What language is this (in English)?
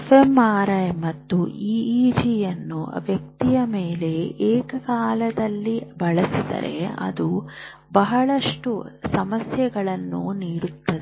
Kannada